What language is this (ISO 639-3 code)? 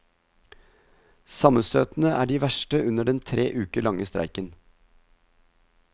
nor